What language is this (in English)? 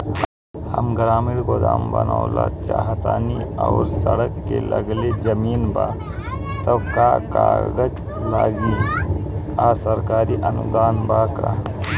Bhojpuri